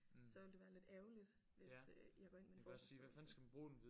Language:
Danish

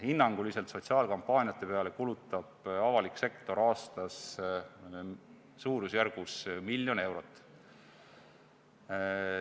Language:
Estonian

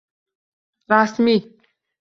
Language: Uzbek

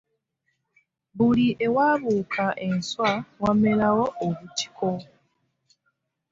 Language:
Ganda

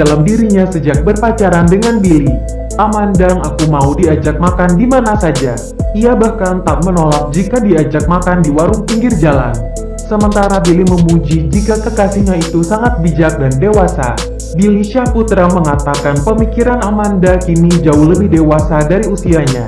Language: Indonesian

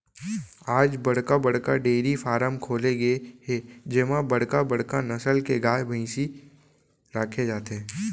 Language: Chhattisgarhi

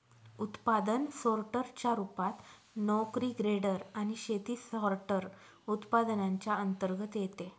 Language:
Marathi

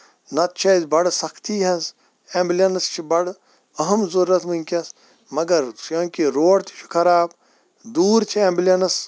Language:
Kashmiri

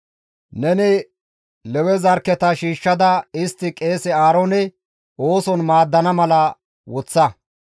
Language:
Gamo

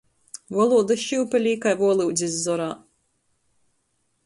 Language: Latgalian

